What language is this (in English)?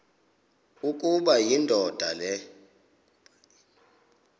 Xhosa